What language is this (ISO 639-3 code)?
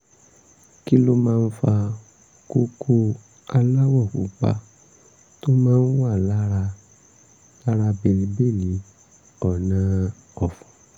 yor